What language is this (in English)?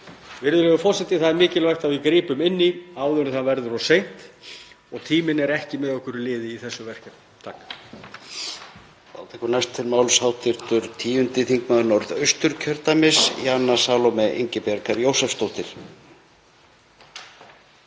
Icelandic